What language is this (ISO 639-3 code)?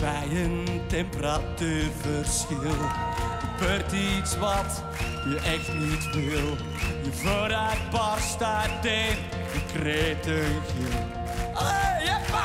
nld